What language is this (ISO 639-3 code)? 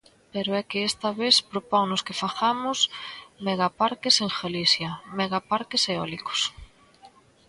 glg